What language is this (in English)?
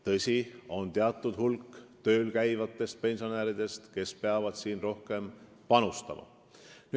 Estonian